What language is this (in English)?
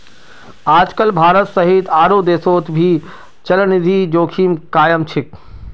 Magahi